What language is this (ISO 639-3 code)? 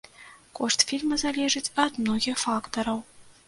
bel